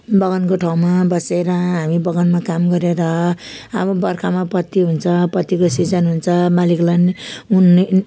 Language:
Nepali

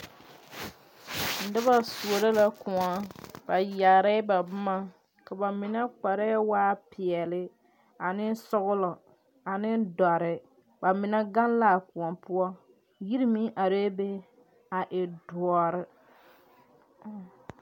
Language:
Southern Dagaare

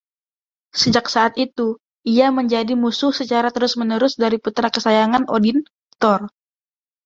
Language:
Indonesian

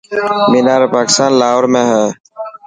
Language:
Dhatki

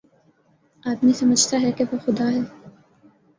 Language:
Urdu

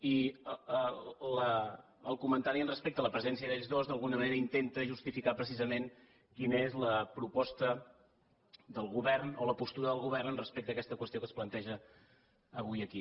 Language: Catalan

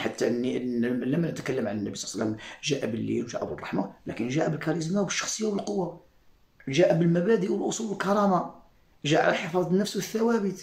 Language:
Arabic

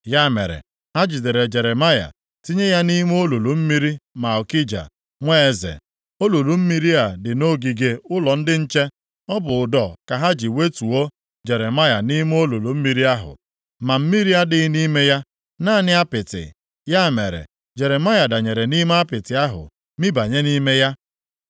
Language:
Igbo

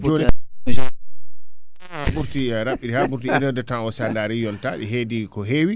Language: Fula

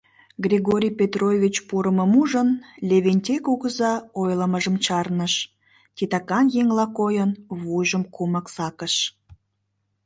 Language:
Mari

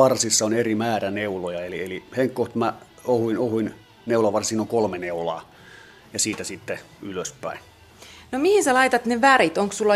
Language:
Finnish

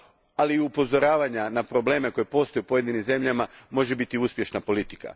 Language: Croatian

